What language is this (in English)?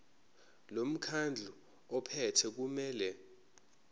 Zulu